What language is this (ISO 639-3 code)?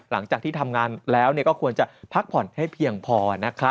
tha